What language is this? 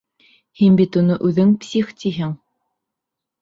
Bashkir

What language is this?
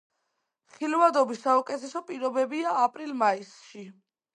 Georgian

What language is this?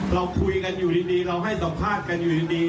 Thai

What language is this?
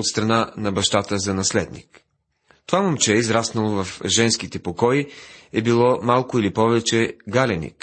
Bulgarian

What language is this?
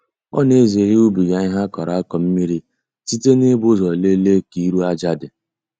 Igbo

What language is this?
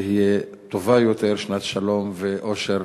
Hebrew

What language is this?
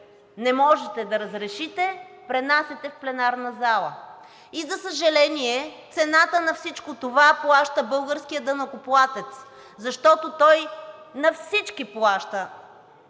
Bulgarian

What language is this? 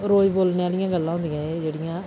Dogri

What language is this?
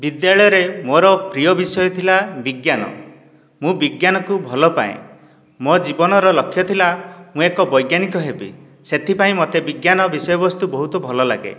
Odia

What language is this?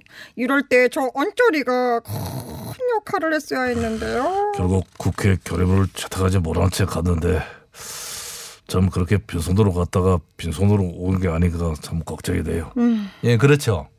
Korean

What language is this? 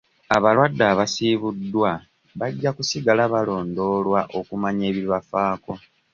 Ganda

